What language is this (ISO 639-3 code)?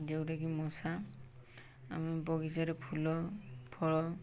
ori